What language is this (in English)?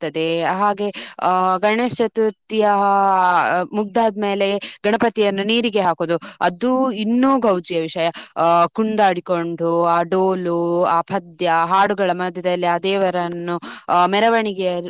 Kannada